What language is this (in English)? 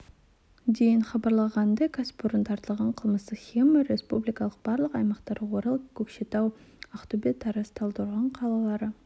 Kazakh